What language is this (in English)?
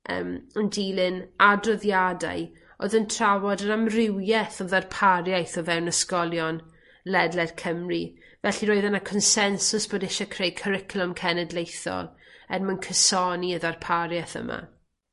Welsh